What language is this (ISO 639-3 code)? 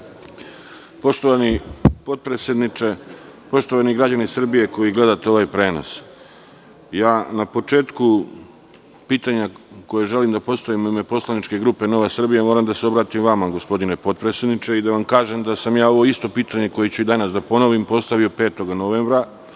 srp